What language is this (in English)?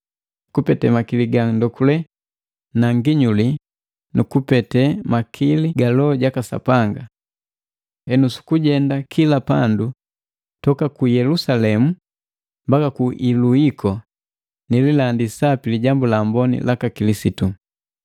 Matengo